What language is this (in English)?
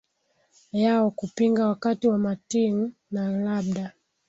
Swahili